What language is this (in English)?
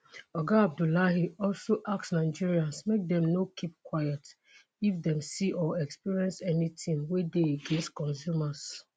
Nigerian Pidgin